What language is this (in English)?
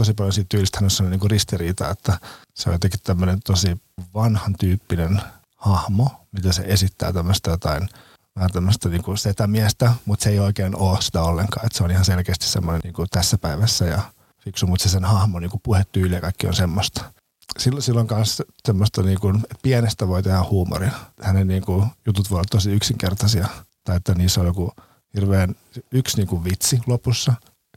Finnish